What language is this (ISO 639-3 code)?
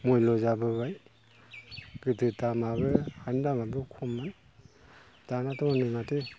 brx